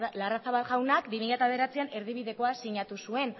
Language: Basque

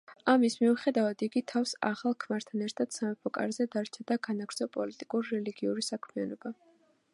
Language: Georgian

